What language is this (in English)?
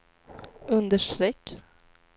Swedish